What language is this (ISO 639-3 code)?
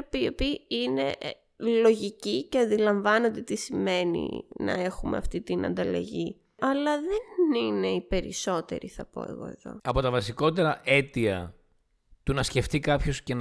ell